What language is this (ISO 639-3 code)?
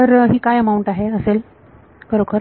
mar